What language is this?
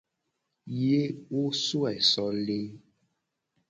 Gen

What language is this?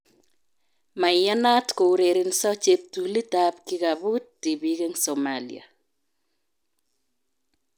Kalenjin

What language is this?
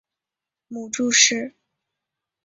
Chinese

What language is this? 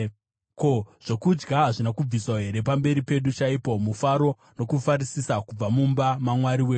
Shona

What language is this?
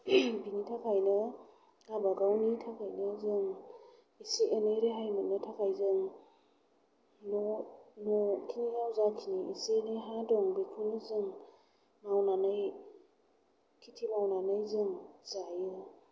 Bodo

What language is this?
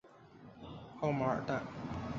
Chinese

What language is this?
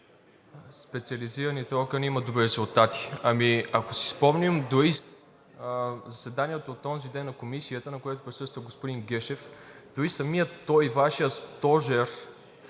Bulgarian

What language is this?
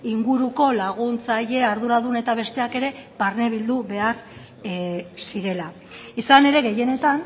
Basque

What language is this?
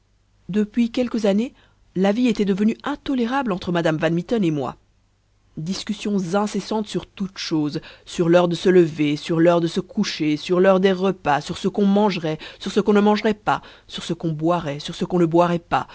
French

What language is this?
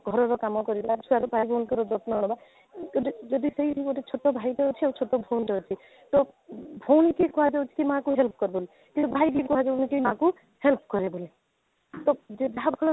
Odia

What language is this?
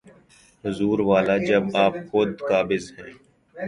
Urdu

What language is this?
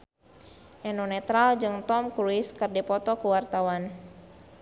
Sundanese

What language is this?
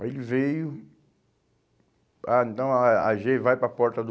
Portuguese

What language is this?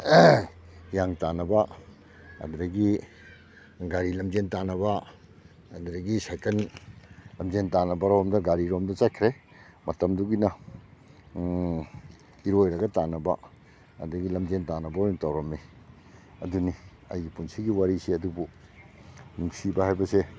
Manipuri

